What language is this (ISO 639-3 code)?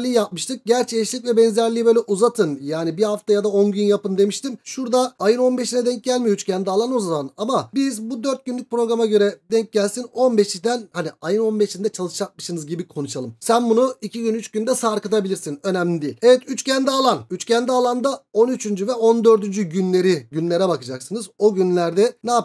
tur